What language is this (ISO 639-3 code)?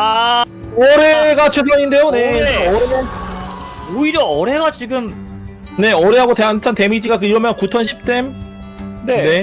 kor